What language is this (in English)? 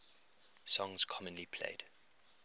English